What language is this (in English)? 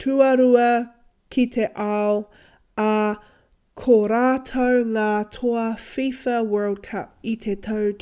Māori